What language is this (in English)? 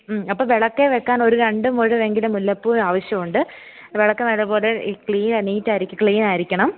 Malayalam